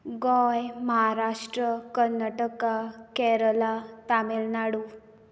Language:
Konkani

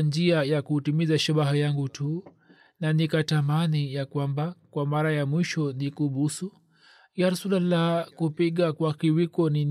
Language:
Swahili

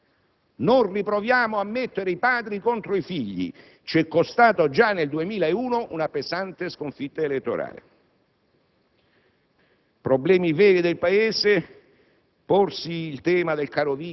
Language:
Italian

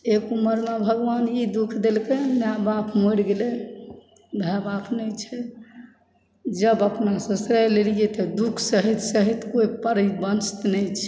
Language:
Maithili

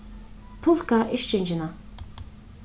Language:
Faroese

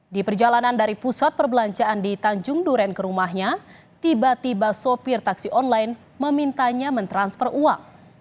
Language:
Indonesian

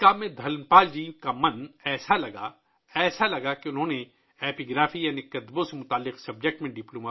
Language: Urdu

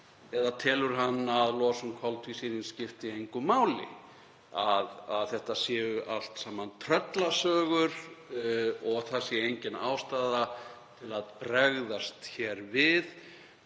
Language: Icelandic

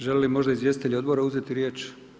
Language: Croatian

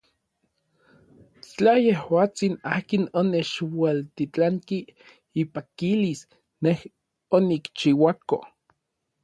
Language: Orizaba Nahuatl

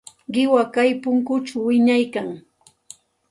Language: Santa Ana de Tusi Pasco Quechua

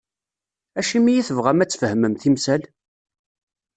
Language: Kabyle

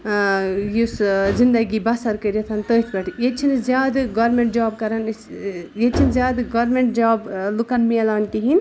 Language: Kashmiri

